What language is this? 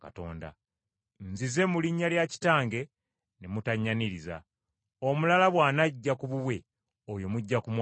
Ganda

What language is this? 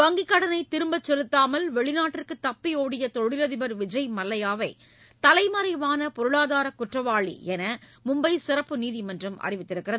Tamil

